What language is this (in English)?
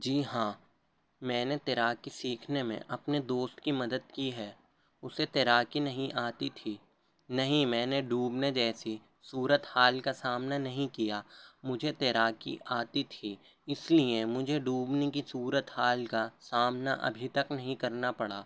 Urdu